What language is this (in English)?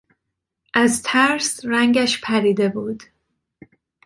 Persian